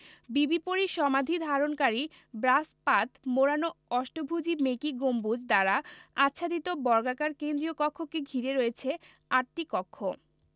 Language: Bangla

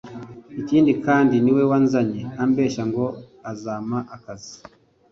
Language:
Kinyarwanda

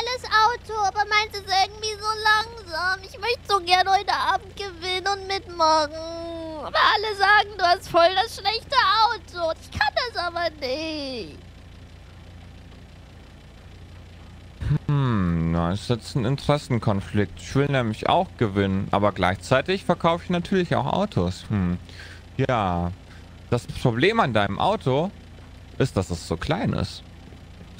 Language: German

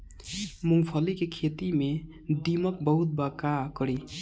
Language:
Bhojpuri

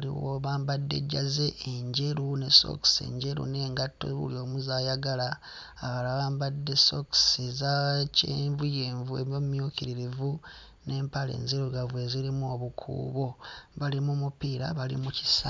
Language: Ganda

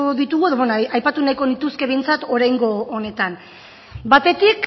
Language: Basque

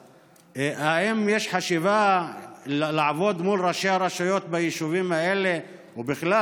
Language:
Hebrew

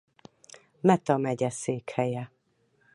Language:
Hungarian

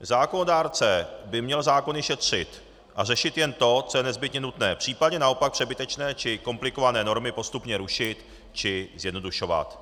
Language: Czech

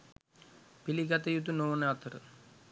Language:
Sinhala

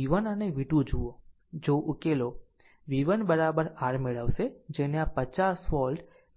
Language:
Gujarati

